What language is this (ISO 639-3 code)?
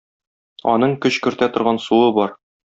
tat